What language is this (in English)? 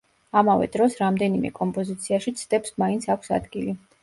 Georgian